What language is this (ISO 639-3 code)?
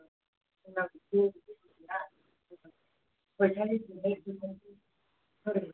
brx